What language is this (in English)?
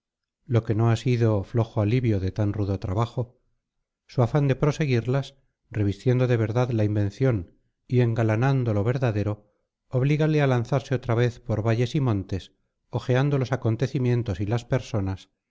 Spanish